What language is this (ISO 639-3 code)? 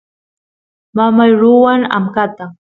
qus